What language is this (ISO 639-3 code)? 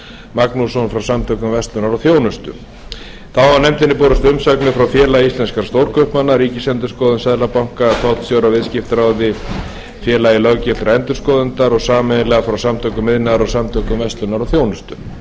isl